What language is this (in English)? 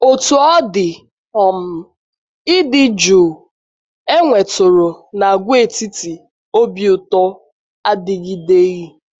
Igbo